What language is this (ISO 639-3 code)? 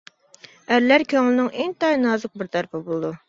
uig